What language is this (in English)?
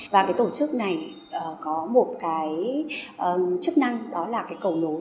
Vietnamese